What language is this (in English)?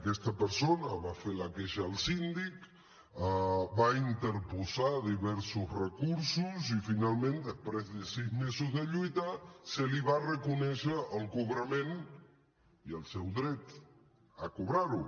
Catalan